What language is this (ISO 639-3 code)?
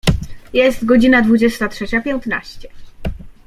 pol